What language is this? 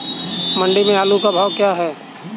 Hindi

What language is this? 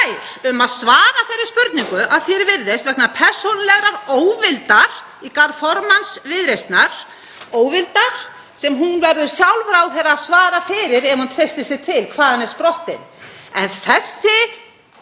Icelandic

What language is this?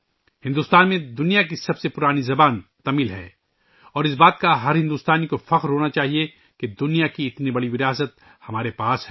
Urdu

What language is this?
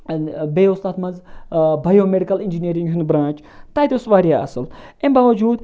Kashmiri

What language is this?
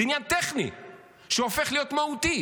Hebrew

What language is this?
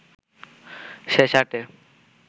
Bangla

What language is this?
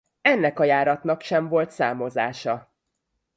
Hungarian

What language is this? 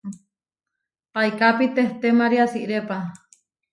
Huarijio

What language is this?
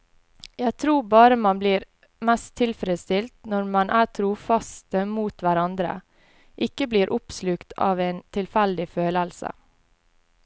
Norwegian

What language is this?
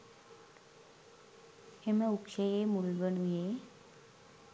Sinhala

